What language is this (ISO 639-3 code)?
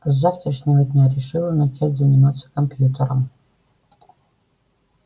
rus